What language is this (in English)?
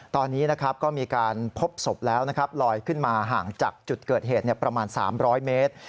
Thai